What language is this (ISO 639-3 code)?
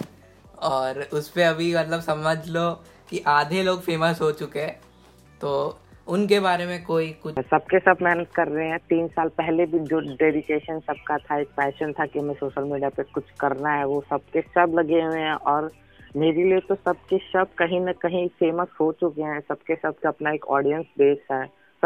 hin